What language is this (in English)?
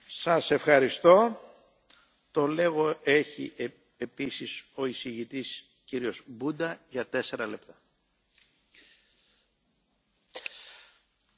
Romanian